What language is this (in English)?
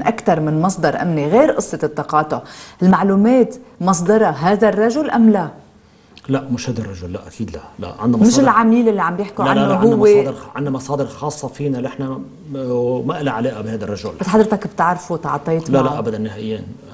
Arabic